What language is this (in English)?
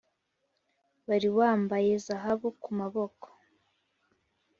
Kinyarwanda